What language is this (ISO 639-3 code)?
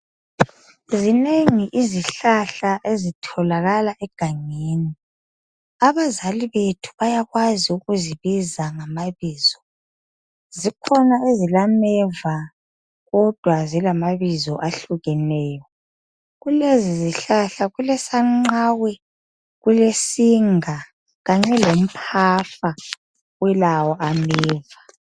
nde